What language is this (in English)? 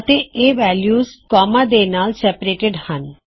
Punjabi